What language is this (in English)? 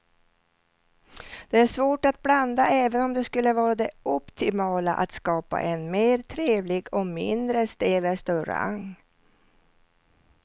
Swedish